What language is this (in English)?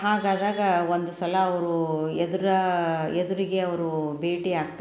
Kannada